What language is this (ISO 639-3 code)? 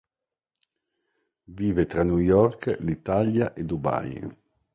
ita